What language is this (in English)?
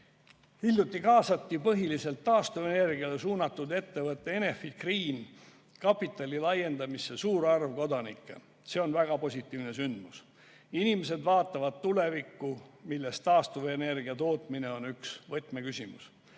Estonian